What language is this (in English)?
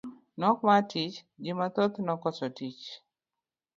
Luo (Kenya and Tanzania)